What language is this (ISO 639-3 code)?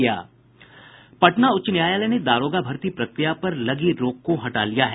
hin